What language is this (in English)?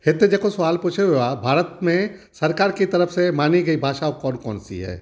Sindhi